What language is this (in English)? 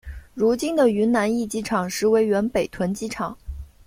Chinese